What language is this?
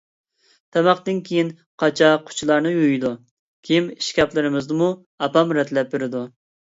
Uyghur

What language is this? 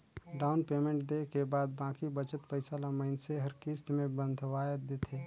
Chhattisgarhi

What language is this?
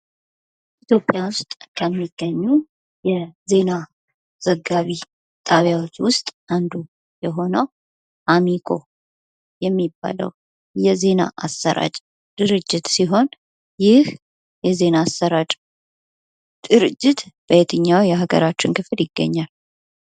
Amharic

